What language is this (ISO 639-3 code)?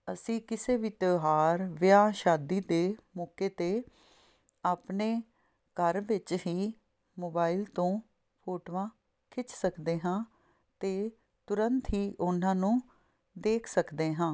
pan